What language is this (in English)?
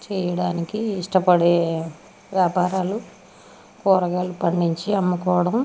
Telugu